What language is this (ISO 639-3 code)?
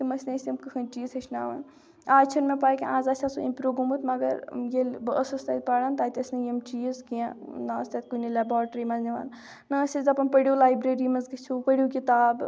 kas